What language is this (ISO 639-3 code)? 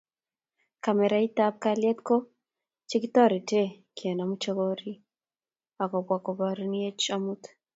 kln